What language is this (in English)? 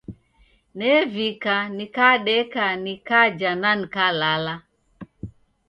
Taita